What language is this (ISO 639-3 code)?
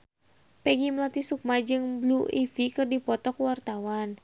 sun